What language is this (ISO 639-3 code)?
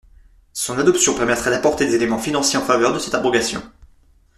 fra